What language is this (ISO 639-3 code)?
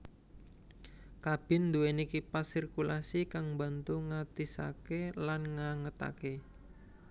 jav